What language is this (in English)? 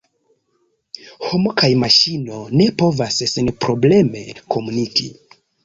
Esperanto